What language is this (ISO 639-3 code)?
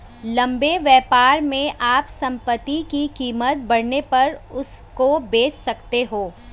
hin